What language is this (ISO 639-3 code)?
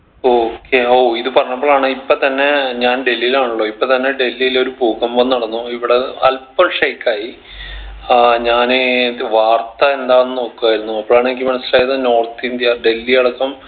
mal